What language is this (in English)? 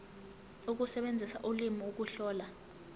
Zulu